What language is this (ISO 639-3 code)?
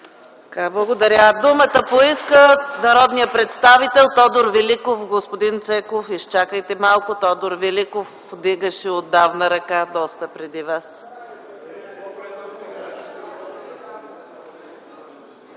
bul